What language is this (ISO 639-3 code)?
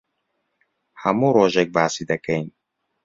ckb